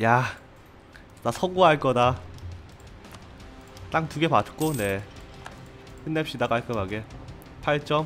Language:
Korean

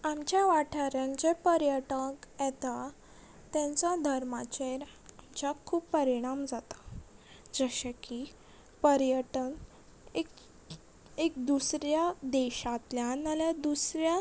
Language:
Konkani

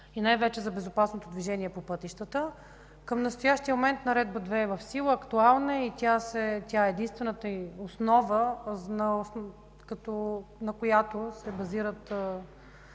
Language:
Bulgarian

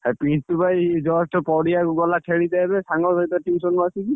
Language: Odia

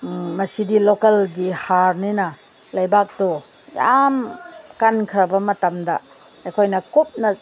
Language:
Manipuri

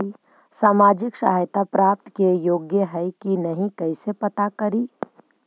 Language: Magahi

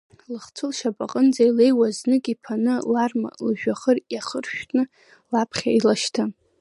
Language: Abkhazian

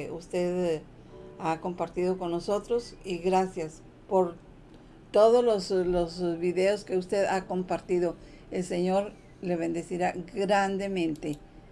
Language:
Spanish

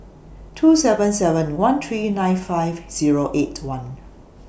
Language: English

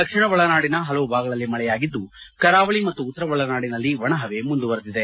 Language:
Kannada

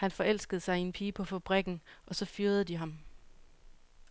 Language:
Danish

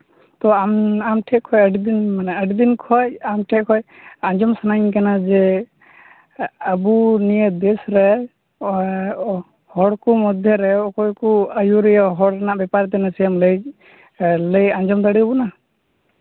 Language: Santali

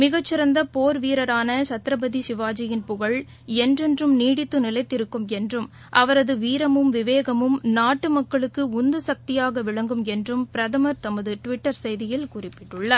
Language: Tamil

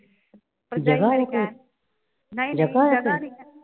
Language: Punjabi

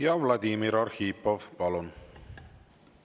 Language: Estonian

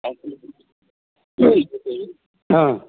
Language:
Kashmiri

